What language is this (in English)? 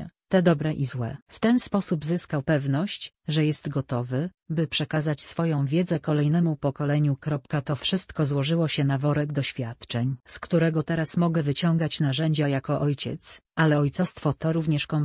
Polish